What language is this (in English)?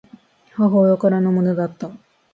Japanese